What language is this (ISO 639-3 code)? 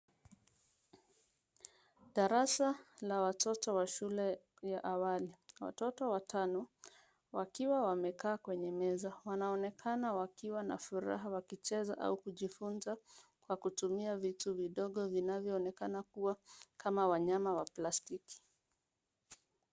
swa